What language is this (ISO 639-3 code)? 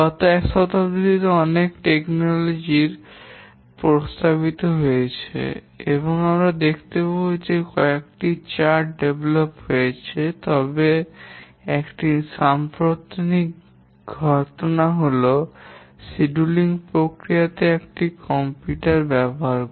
ben